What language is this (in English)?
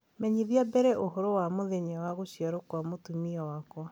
Kikuyu